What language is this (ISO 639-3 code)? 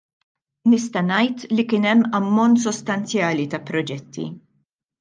mlt